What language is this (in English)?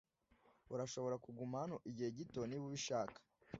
Kinyarwanda